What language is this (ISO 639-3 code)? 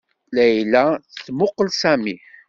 kab